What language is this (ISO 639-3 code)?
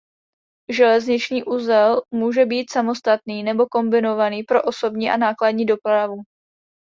ces